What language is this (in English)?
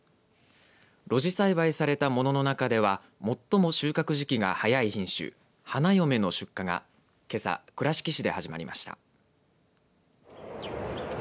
Japanese